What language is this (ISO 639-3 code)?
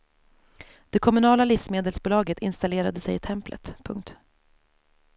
swe